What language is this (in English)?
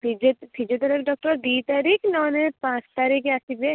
Odia